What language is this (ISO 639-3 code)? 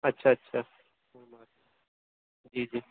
urd